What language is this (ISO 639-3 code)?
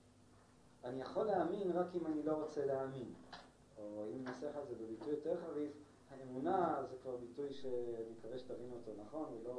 heb